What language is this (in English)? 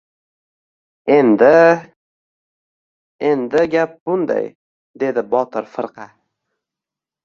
Uzbek